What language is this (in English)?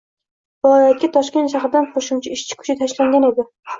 Uzbek